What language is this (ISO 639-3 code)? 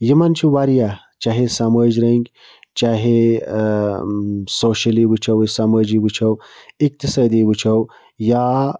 kas